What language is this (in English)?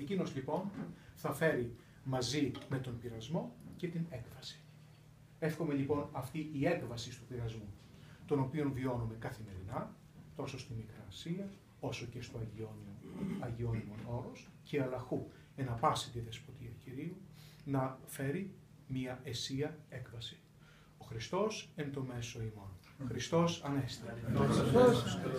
Greek